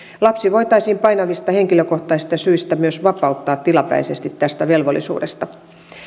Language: Finnish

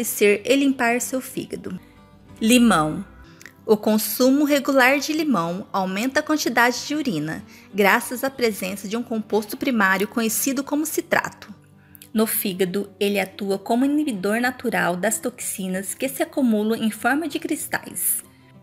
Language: Portuguese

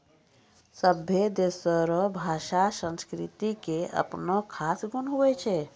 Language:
Maithili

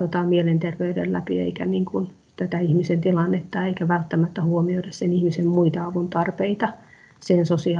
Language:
Finnish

